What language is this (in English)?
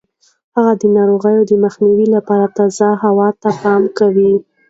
Pashto